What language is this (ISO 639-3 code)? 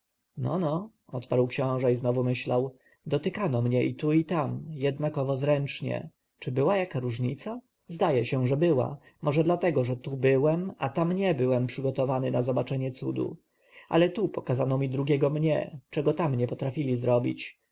pol